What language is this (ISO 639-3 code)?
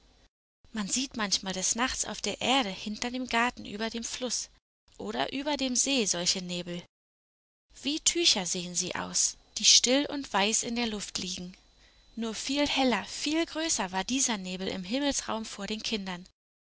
deu